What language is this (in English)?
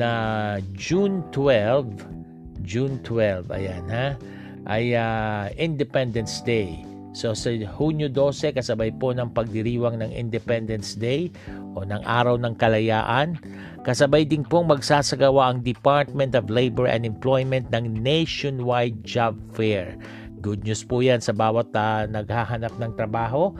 Filipino